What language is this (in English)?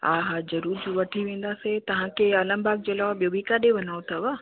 Sindhi